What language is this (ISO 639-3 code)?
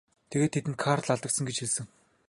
mon